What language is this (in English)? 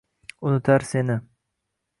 Uzbek